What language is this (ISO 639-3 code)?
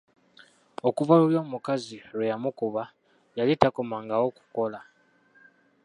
lug